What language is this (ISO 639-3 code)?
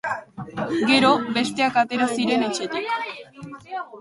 eus